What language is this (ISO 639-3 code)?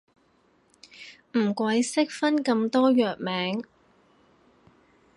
yue